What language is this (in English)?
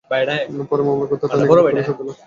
Bangla